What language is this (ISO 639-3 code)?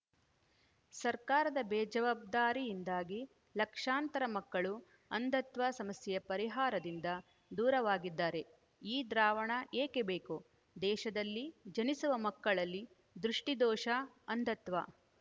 kan